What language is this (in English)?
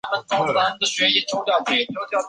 Chinese